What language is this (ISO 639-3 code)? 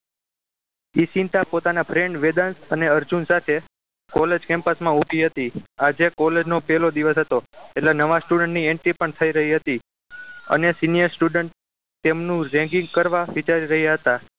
guj